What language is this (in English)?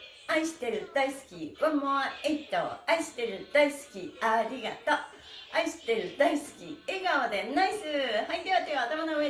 Japanese